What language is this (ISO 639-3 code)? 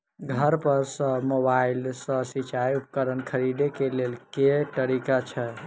mai